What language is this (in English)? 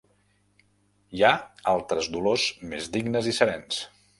Catalan